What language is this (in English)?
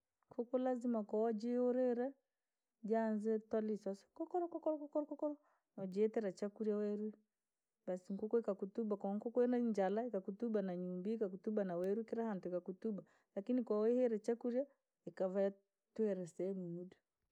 Langi